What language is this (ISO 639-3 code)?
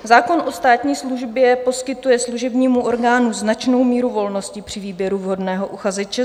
ces